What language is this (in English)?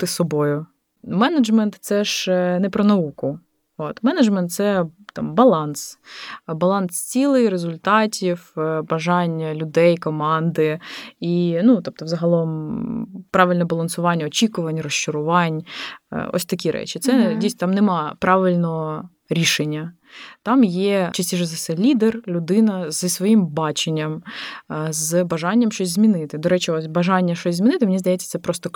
Ukrainian